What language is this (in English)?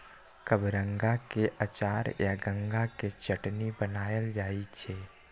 Maithili